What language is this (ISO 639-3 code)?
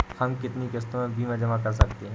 hin